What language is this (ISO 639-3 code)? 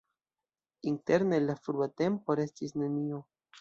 epo